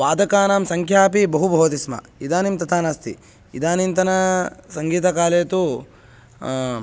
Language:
Sanskrit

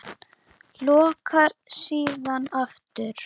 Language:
Icelandic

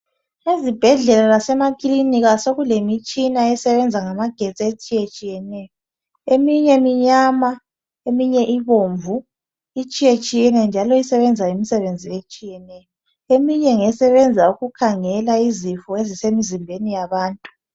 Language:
North Ndebele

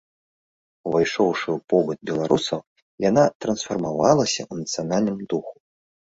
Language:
Belarusian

